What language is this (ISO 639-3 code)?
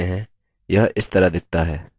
hin